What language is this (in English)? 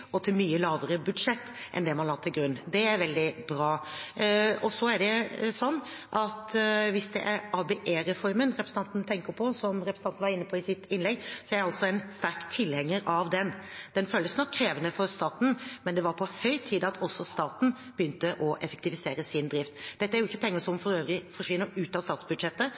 Norwegian Bokmål